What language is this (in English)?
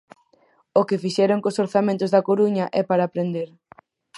Galician